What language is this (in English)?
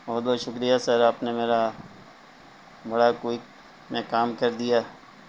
Urdu